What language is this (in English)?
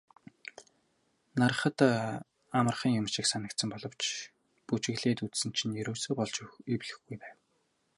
Mongolian